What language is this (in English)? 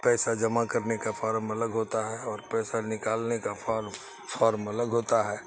Urdu